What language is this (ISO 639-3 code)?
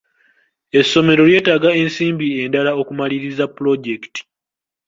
lug